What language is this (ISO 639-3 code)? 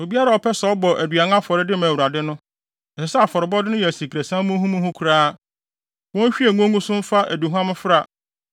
aka